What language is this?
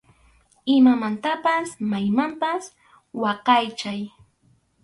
Arequipa-La Unión Quechua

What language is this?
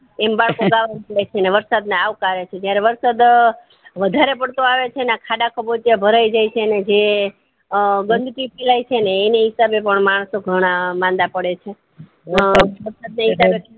Gujarati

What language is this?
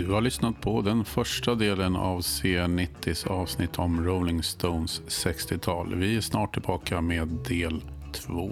Swedish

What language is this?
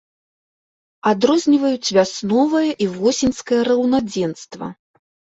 Belarusian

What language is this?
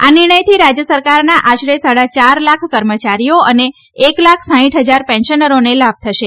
Gujarati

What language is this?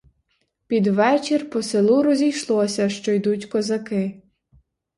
Ukrainian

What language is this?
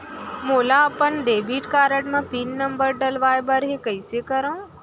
Chhattisgarhi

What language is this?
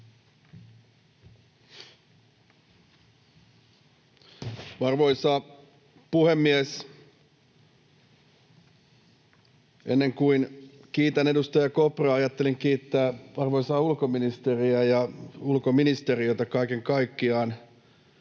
Finnish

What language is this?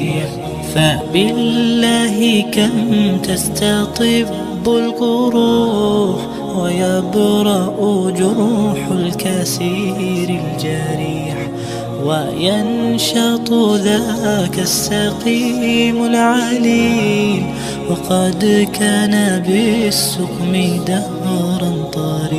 Arabic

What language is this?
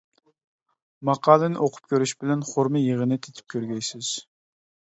Uyghur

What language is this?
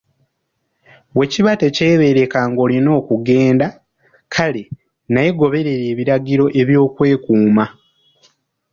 Ganda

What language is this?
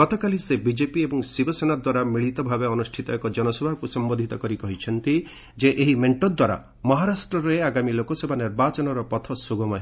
Odia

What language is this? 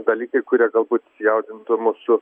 Lithuanian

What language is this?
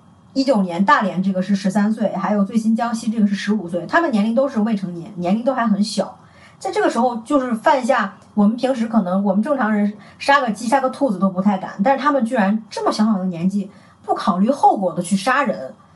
Chinese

